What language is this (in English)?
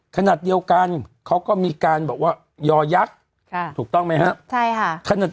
Thai